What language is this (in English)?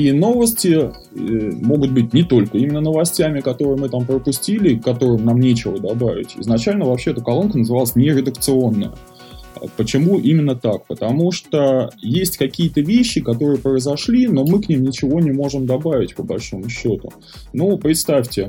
Russian